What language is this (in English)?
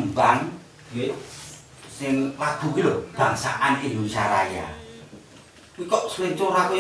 Indonesian